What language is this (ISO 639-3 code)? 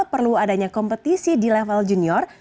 ind